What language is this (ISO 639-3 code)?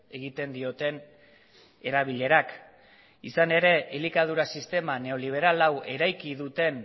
eus